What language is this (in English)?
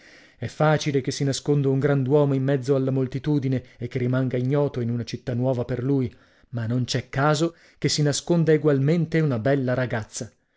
Italian